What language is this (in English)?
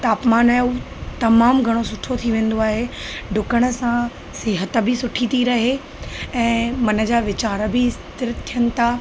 Sindhi